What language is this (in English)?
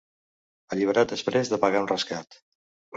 Catalan